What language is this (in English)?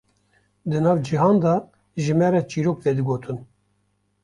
Kurdish